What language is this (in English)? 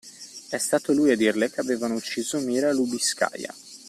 Italian